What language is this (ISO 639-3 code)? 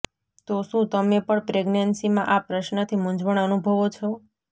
guj